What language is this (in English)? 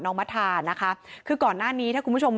Thai